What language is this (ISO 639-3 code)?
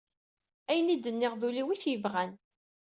kab